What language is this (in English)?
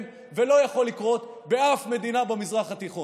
Hebrew